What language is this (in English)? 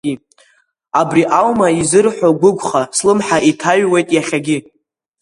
Abkhazian